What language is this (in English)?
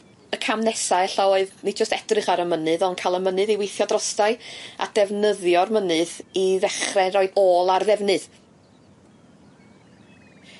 Welsh